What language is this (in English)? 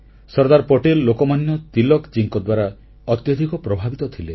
Odia